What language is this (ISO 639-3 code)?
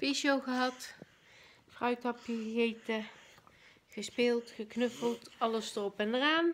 nld